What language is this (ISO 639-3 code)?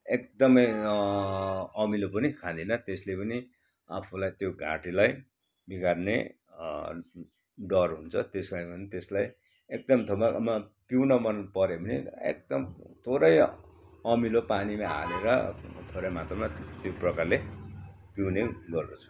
nep